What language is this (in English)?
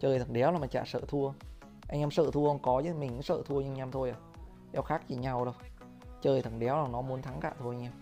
Vietnamese